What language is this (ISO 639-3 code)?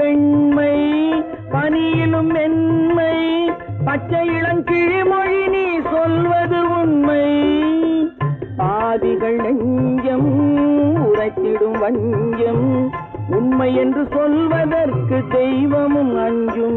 hin